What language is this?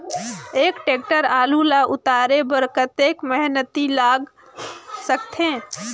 Chhattisgarhi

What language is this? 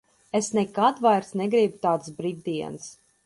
Latvian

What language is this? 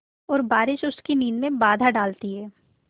Hindi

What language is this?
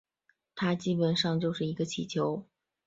Chinese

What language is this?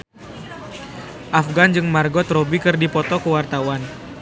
Sundanese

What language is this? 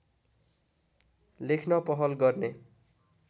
Nepali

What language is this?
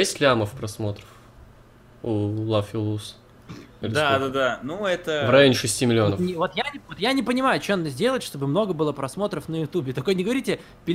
Russian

